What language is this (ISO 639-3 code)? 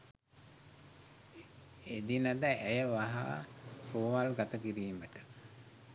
sin